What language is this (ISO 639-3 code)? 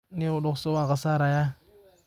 som